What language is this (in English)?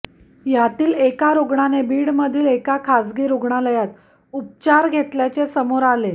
Marathi